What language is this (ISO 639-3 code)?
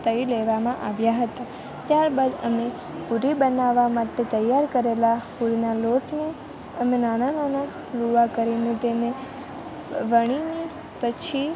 guj